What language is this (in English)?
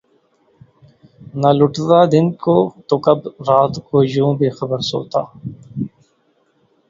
Urdu